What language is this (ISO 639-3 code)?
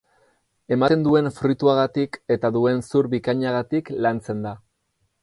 eus